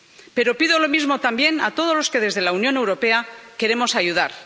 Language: Spanish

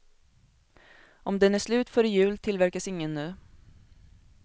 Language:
Swedish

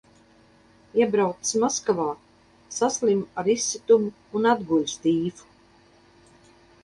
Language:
Latvian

